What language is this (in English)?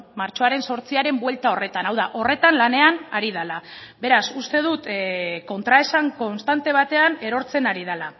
Basque